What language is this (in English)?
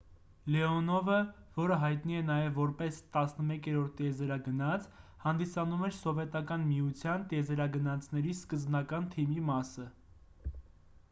Armenian